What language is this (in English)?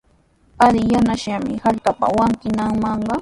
Sihuas Ancash Quechua